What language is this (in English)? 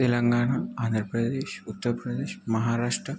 Telugu